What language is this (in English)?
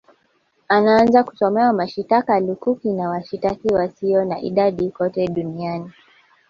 Swahili